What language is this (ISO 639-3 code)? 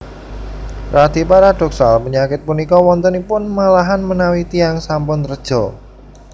jav